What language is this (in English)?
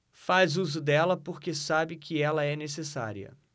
Portuguese